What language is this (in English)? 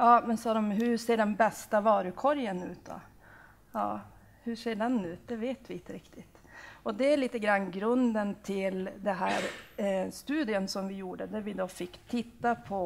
Swedish